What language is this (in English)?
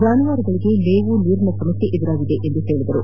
Kannada